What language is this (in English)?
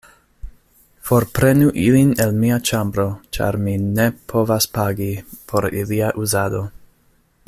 Esperanto